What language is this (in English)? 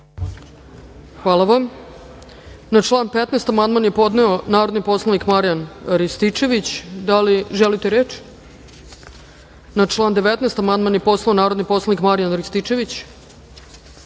Serbian